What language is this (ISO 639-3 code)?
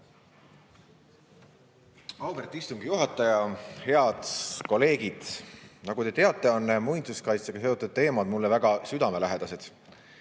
est